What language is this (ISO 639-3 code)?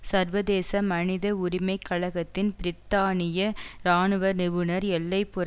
tam